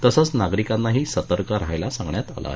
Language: Marathi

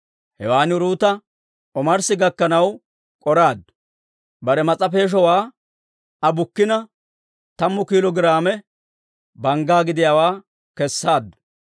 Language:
Dawro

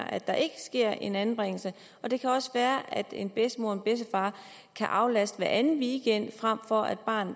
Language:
Danish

